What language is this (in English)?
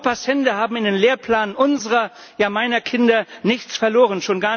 German